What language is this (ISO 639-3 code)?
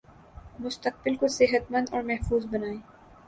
urd